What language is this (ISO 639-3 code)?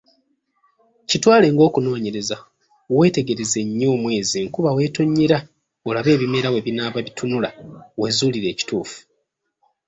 lug